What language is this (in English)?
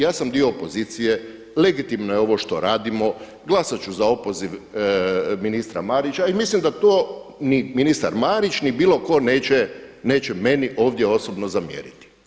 Croatian